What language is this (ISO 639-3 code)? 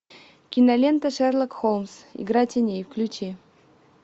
rus